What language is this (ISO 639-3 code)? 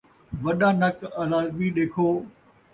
skr